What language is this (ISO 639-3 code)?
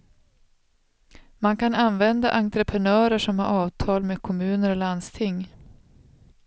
swe